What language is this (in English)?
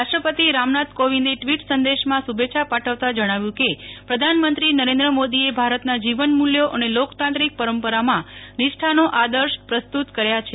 Gujarati